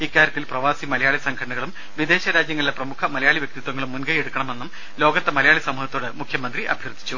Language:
Malayalam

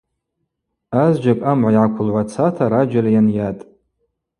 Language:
Abaza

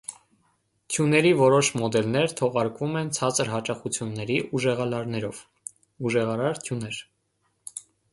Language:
Armenian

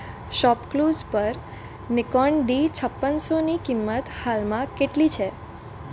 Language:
Gujarati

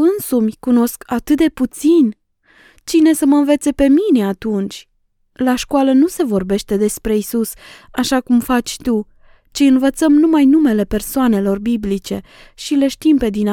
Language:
Romanian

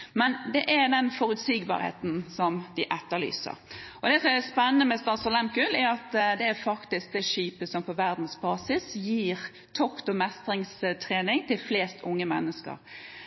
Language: Norwegian Bokmål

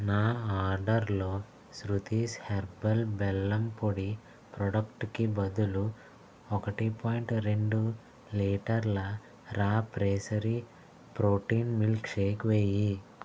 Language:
Telugu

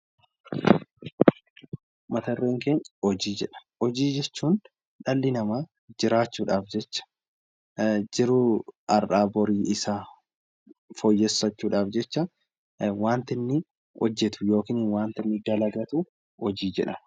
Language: Oromo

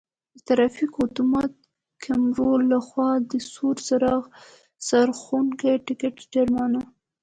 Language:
Pashto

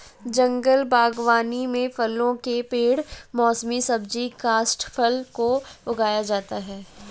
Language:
Hindi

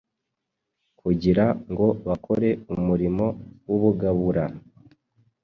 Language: Kinyarwanda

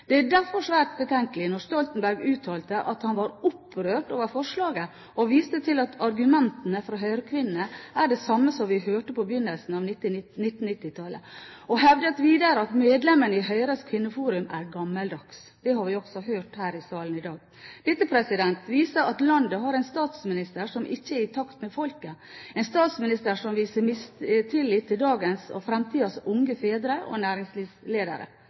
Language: Norwegian Bokmål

